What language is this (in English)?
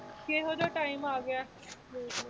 Punjabi